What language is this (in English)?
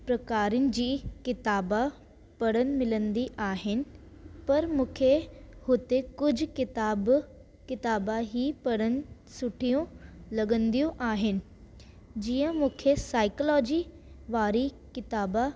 Sindhi